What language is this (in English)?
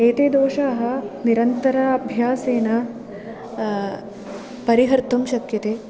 Sanskrit